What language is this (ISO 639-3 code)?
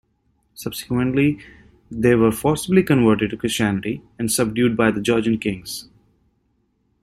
eng